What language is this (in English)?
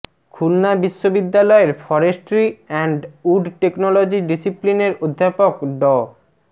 Bangla